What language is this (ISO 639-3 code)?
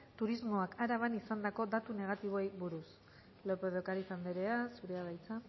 eus